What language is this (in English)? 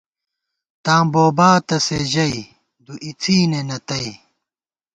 Gawar-Bati